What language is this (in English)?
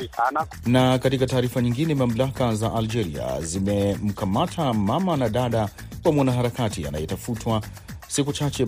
Swahili